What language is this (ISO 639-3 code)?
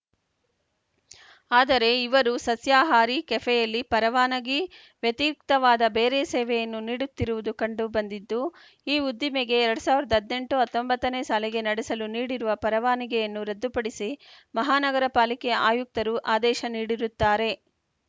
kan